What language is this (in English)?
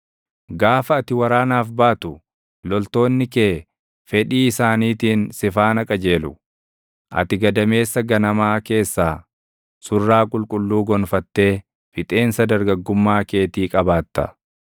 Oromo